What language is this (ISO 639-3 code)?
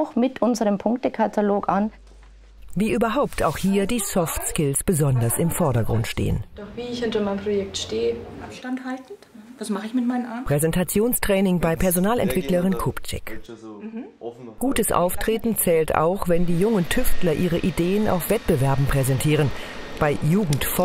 deu